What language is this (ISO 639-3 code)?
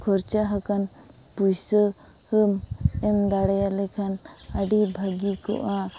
sat